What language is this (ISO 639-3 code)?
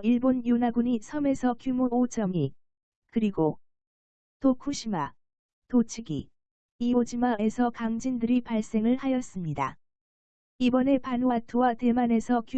kor